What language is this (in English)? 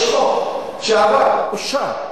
Hebrew